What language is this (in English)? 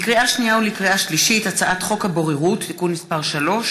Hebrew